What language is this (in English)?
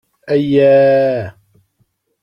Kabyle